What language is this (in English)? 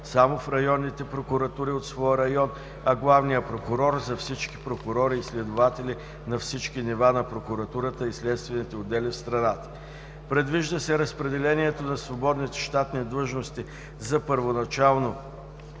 Bulgarian